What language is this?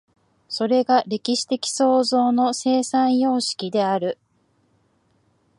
Japanese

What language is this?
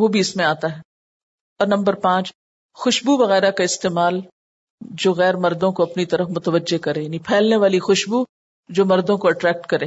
Urdu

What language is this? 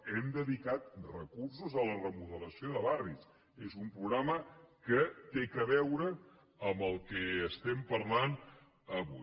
Catalan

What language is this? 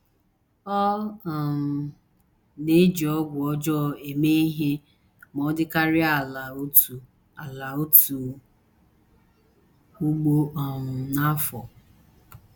Igbo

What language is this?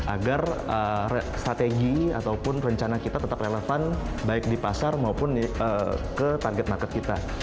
Indonesian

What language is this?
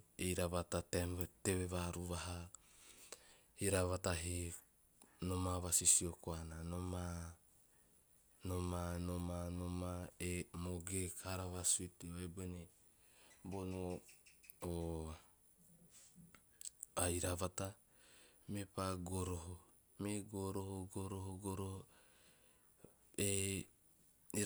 Teop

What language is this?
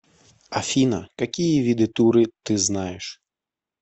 Russian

